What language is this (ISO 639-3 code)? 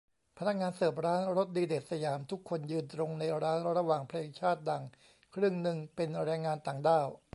tha